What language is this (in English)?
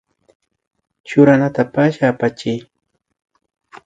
Imbabura Highland Quichua